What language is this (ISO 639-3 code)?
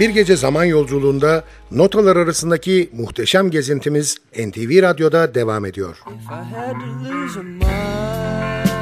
tur